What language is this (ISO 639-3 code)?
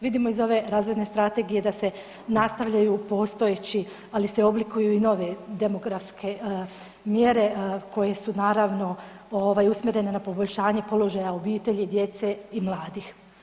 hrv